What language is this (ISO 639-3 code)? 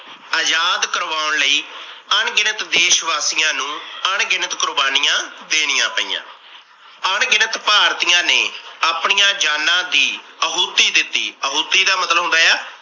pan